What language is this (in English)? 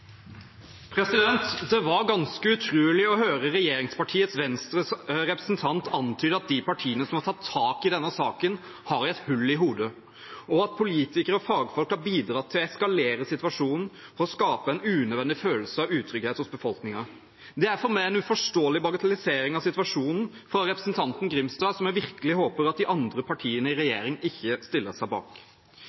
Norwegian Bokmål